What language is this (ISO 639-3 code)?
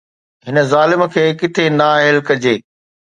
snd